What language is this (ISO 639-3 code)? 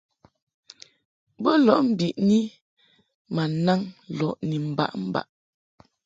mhk